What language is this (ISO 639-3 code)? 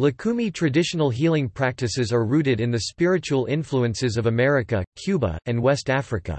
eng